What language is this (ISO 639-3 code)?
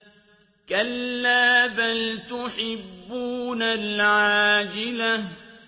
ara